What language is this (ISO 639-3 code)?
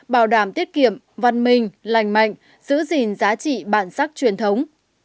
vie